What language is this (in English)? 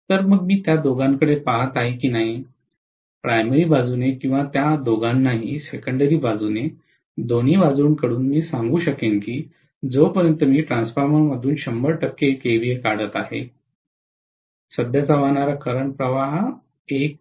Marathi